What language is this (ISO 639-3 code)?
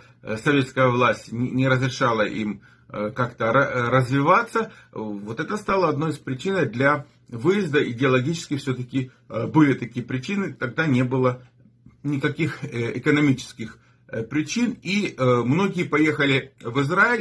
rus